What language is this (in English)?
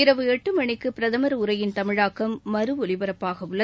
Tamil